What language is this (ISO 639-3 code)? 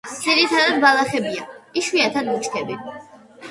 kat